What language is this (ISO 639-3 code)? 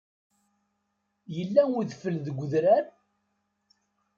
kab